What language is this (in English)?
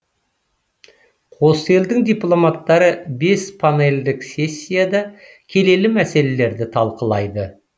Kazakh